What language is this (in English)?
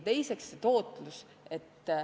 Estonian